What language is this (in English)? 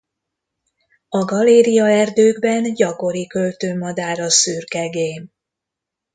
Hungarian